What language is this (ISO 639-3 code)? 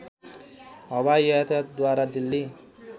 nep